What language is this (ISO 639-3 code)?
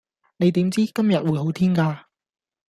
yue